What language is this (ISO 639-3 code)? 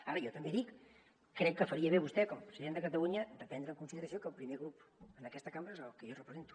cat